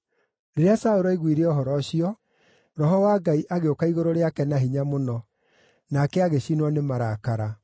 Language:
Kikuyu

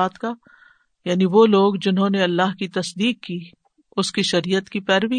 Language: Urdu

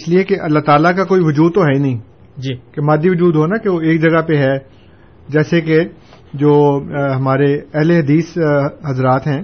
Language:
Urdu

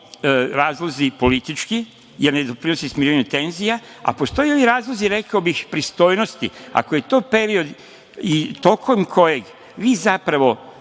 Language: Serbian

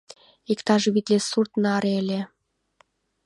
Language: Mari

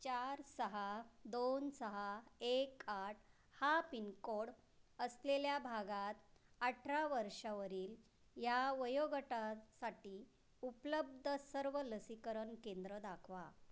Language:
Marathi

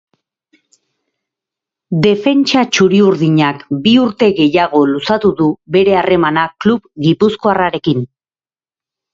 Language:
Basque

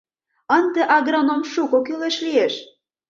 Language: Mari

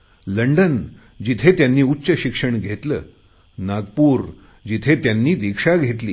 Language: Marathi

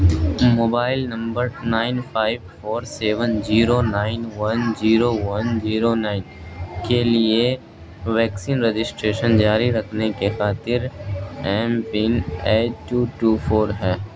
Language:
Urdu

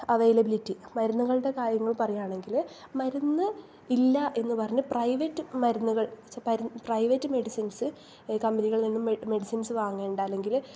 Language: Malayalam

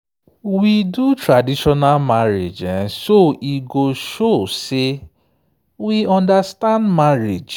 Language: Nigerian Pidgin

